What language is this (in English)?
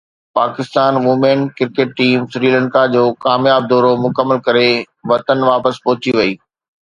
Sindhi